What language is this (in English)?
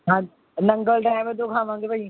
Punjabi